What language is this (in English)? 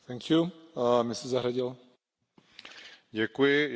Czech